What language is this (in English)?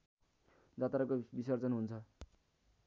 Nepali